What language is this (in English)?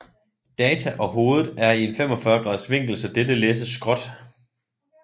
Danish